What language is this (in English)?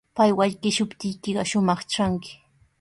Sihuas Ancash Quechua